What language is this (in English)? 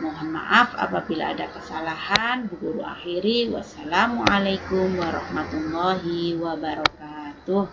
Indonesian